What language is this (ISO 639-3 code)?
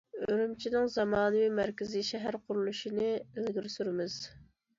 uig